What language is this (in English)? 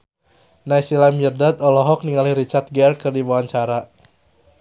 Sundanese